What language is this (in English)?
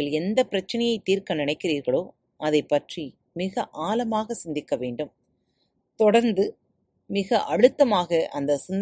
Tamil